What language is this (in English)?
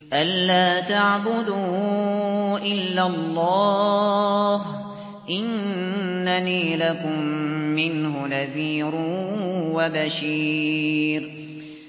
Arabic